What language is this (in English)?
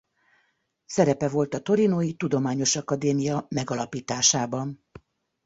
Hungarian